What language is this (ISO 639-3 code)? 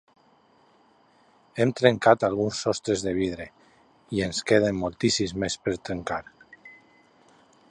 cat